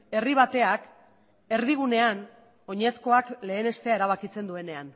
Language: Basque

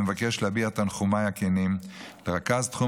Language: Hebrew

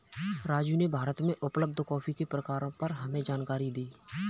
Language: Hindi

